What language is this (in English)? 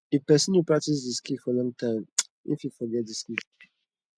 Nigerian Pidgin